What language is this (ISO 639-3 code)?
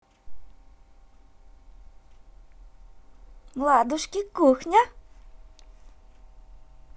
rus